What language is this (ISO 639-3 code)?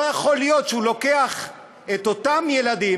heb